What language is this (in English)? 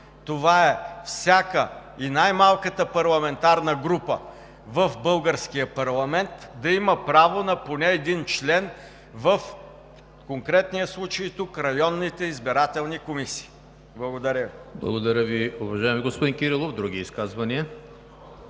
Bulgarian